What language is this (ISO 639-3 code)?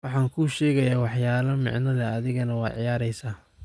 som